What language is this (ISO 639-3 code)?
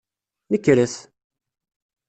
kab